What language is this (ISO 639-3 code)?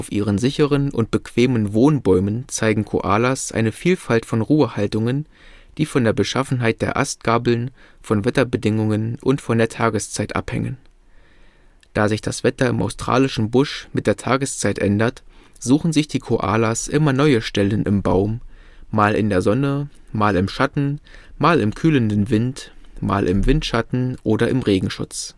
deu